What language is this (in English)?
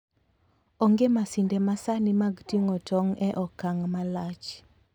Luo (Kenya and Tanzania)